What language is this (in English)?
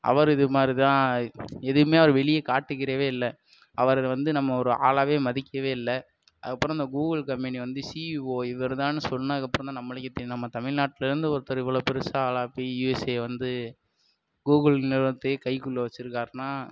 Tamil